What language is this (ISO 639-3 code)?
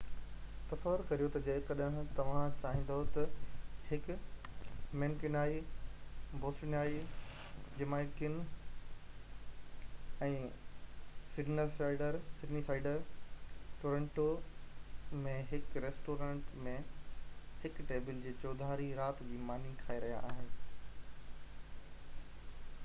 snd